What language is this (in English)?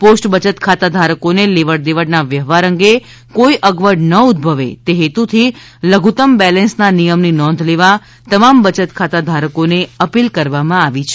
Gujarati